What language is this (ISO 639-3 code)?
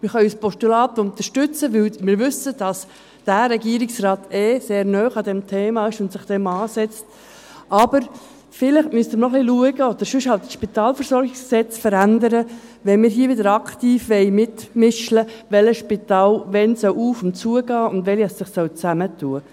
gsw